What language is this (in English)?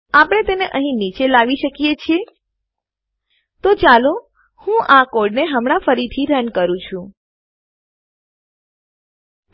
Gujarati